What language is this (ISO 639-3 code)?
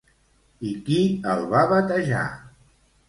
cat